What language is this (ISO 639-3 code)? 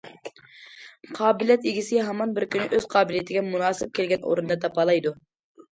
uig